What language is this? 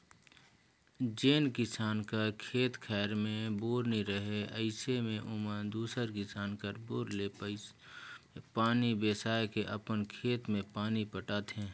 Chhattisgarhi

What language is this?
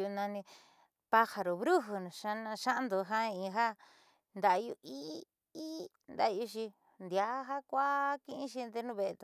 Southeastern Nochixtlán Mixtec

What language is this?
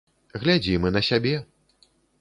Belarusian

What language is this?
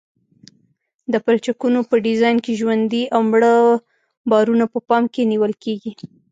Pashto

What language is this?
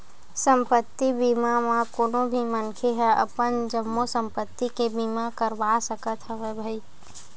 Chhattisgarhi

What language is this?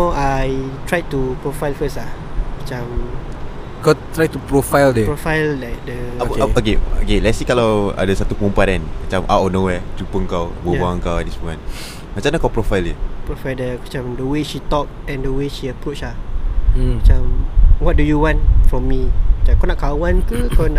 Malay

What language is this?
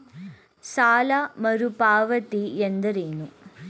Kannada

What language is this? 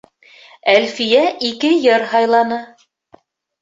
Bashkir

